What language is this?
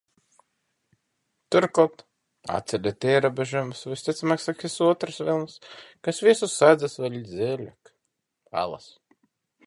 Latvian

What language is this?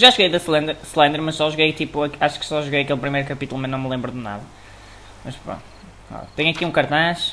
Portuguese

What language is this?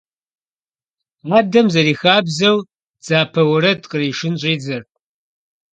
Kabardian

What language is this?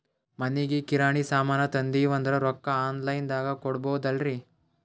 Kannada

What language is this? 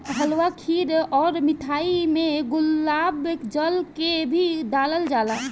Bhojpuri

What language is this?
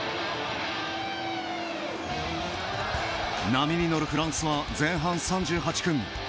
Japanese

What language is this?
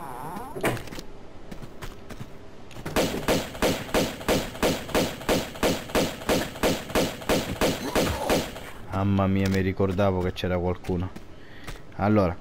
Italian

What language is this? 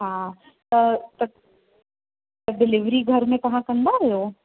Sindhi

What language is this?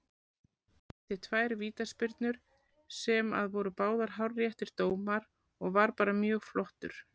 Icelandic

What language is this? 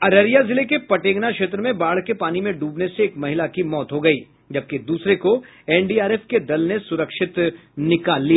Hindi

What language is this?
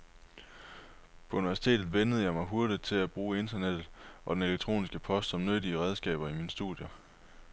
Danish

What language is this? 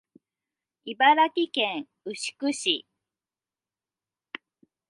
Japanese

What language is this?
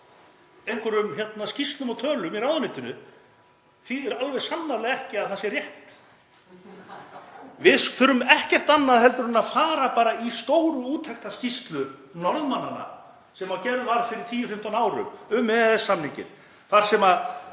Icelandic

